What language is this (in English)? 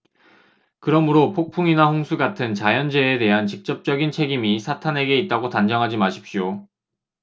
Korean